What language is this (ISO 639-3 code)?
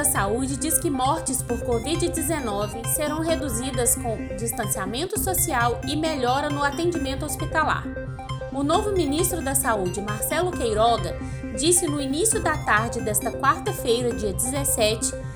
por